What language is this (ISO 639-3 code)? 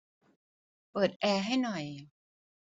tha